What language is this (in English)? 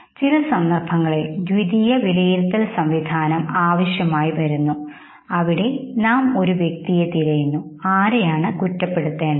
Malayalam